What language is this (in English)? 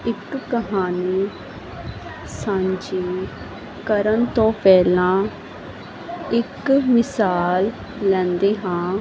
Punjabi